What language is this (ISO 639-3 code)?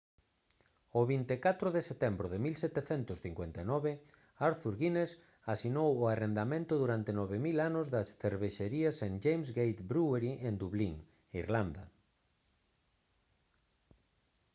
glg